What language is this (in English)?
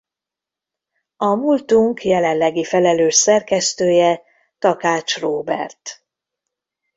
Hungarian